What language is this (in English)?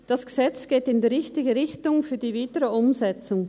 Swiss German